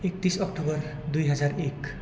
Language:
Nepali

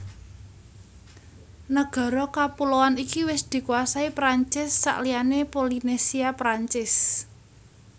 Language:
Javanese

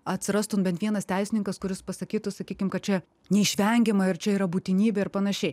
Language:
Lithuanian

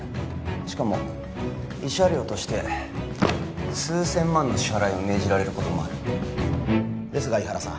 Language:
Japanese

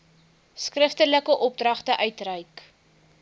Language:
Afrikaans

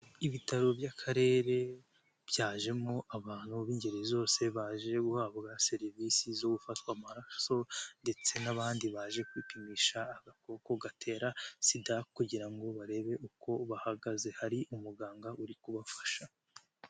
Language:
Kinyarwanda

